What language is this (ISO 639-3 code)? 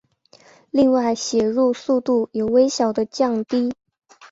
zho